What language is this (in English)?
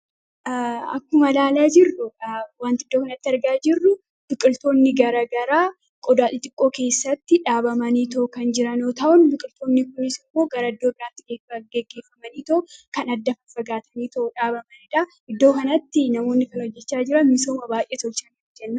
Oromo